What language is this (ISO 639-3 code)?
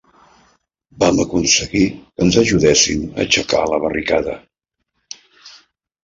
cat